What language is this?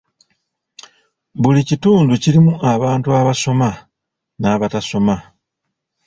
Ganda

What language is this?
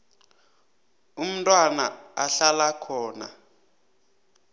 South Ndebele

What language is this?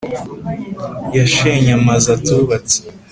Kinyarwanda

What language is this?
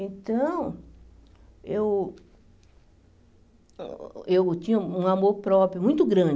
Portuguese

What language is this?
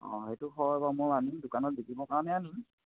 Assamese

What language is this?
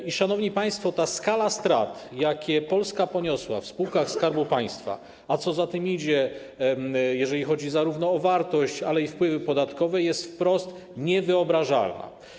Polish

